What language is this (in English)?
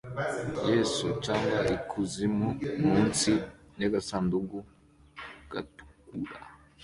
Kinyarwanda